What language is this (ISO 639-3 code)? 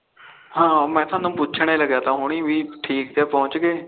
pan